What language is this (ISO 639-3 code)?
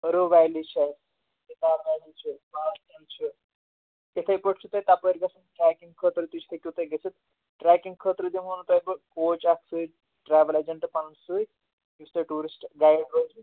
kas